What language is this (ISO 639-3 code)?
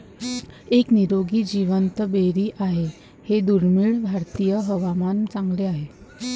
mar